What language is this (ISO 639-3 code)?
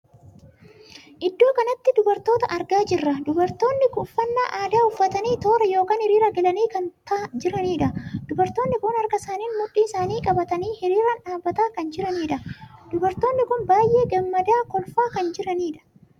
orm